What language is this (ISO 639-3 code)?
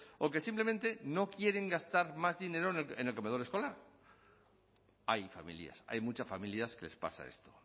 spa